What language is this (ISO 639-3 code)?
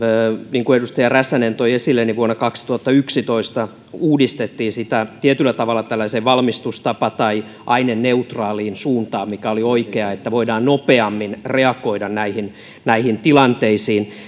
fin